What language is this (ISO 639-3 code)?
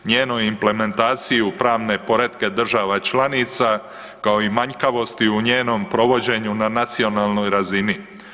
hrv